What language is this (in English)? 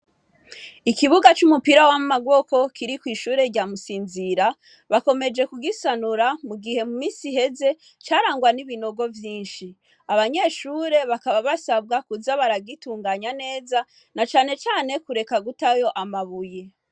Rundi